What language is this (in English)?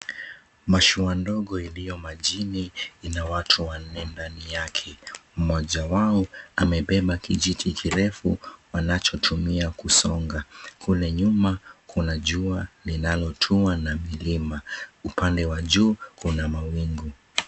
Swahili